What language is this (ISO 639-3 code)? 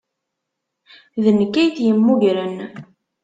kab